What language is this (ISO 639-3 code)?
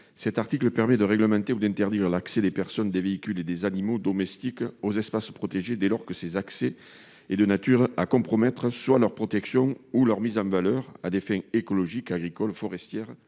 fra